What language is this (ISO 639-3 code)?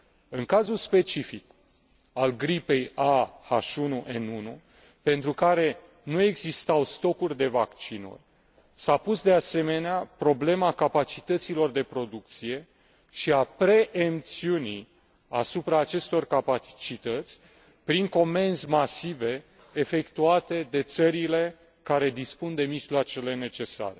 ron